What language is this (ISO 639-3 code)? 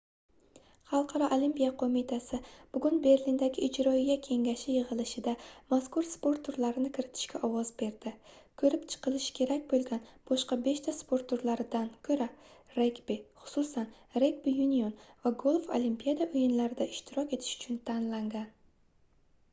uzb